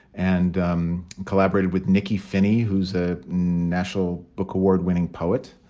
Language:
English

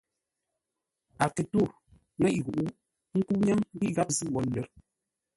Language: Ngombale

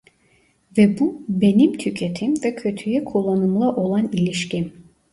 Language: Turkish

